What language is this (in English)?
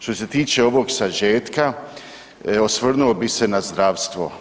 Croatian